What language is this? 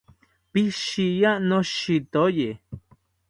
South Ucayali Ashéninka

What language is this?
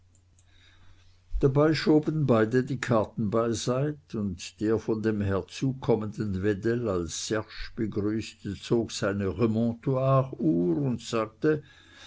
German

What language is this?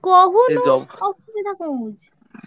Odia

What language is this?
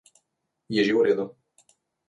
Slovenian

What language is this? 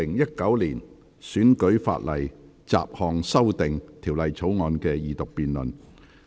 Cantonese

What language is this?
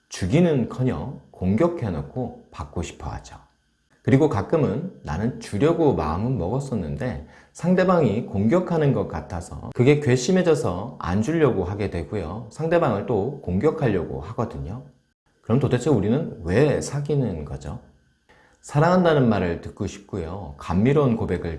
Korean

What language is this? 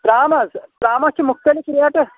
Kashmiri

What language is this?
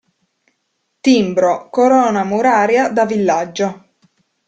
Italian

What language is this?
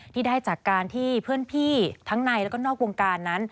Thai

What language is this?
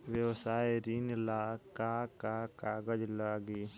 Bhojpuri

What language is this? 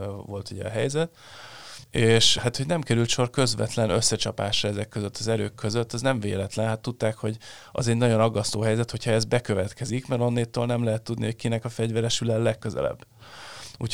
Hungarian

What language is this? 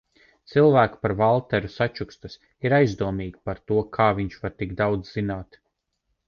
Latvian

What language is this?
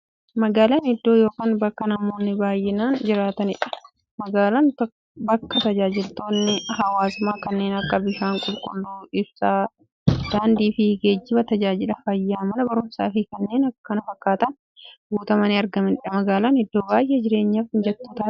Oromo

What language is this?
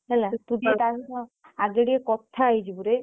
Odia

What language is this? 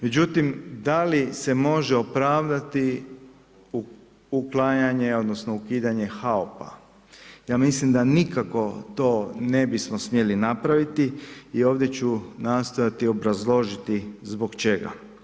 Croatian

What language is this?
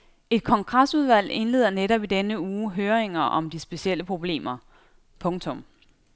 Danish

